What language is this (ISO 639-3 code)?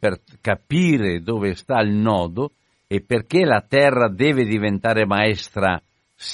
ita